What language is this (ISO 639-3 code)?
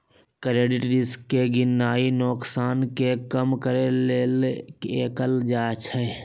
mag